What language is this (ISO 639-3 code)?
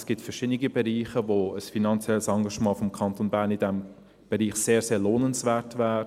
gsw